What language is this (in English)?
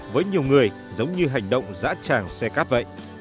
Vietnamese